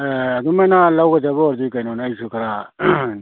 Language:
Manipuri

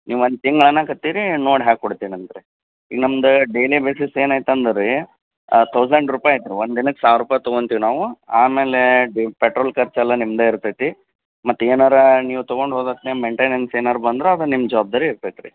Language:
Kannada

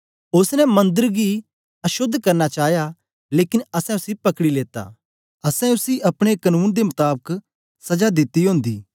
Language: Dogri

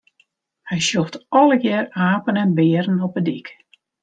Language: Western Frisian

